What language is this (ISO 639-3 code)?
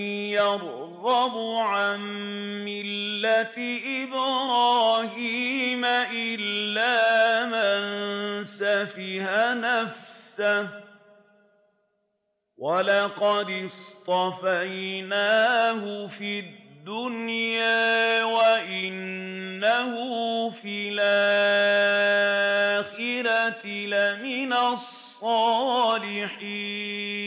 ara